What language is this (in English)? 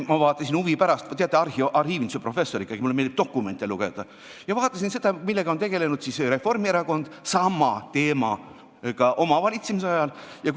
Estonian